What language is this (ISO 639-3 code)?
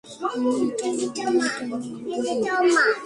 ben